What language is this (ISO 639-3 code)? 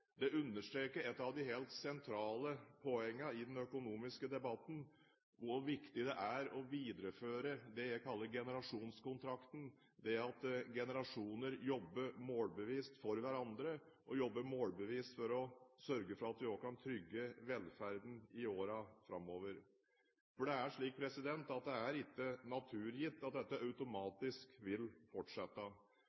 nob